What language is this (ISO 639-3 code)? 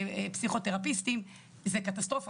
heb